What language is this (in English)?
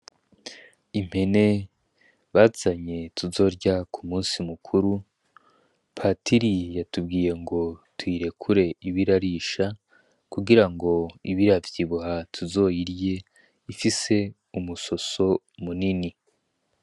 Rundi